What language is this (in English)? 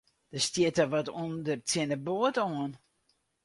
Western Frisian